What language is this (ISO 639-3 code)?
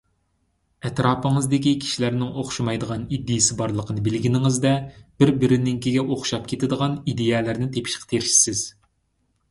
uig